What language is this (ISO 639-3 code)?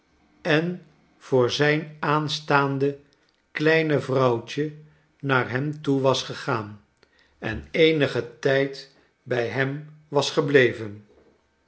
nld